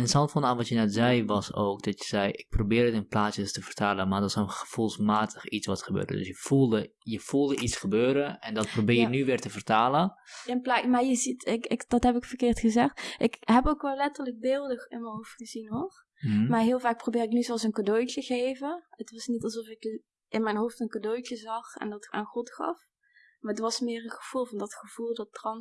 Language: Dutch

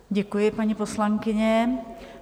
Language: Czech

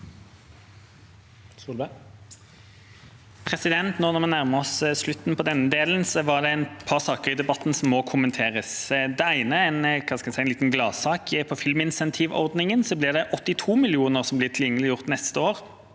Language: Norwegian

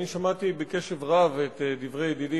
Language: Hebrew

